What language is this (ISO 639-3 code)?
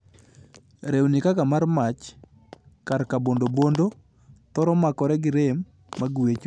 luo